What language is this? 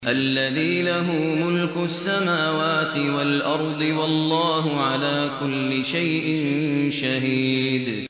Arabic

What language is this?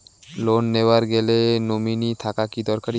Bangla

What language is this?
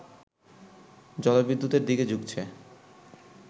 Bangla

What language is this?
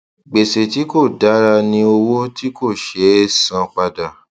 Yoruba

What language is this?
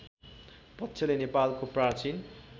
Nepali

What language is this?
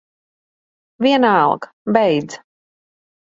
Latvian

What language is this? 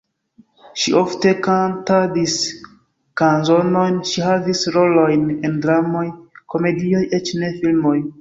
Esperanto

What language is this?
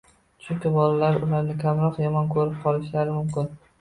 Uzbek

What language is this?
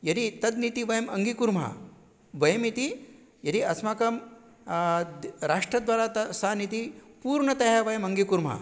Sanskrit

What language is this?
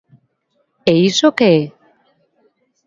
Galician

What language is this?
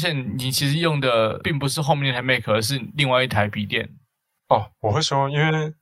Chinese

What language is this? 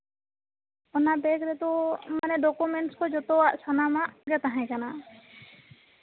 Santali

